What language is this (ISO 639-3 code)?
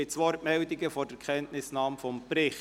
gsw